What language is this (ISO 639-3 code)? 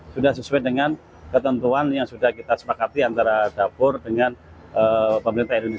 ind